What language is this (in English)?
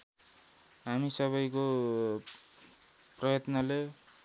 Nepali